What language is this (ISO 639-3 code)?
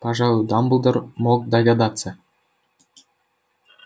rus